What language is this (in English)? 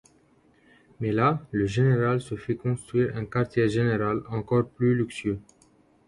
French